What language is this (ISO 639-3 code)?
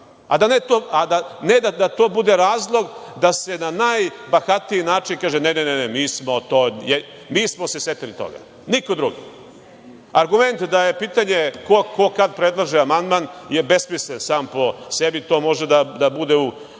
srp